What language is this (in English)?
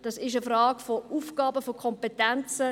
Swiss German